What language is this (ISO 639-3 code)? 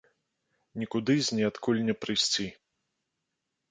bel